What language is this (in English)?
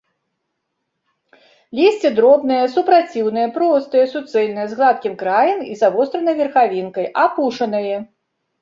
Belarusian